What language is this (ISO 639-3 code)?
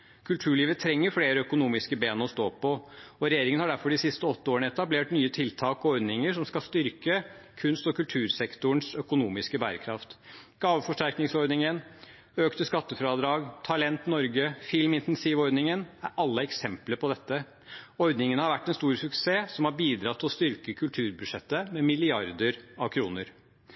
nob